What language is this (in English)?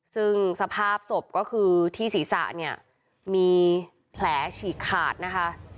Thai